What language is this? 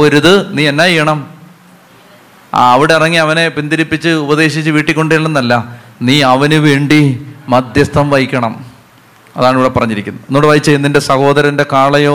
Malayalam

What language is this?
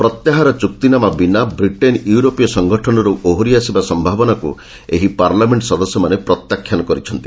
Odia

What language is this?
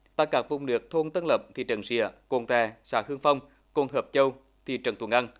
Vietnamese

